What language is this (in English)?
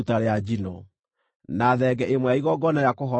Kikuyu